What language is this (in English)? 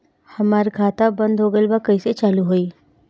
Bhojpuri